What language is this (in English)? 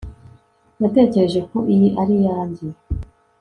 Kinyarwanda